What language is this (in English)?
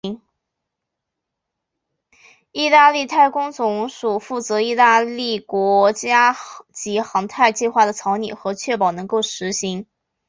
Chinese